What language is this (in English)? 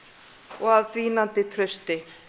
Icelandic